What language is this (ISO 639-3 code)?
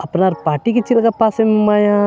sat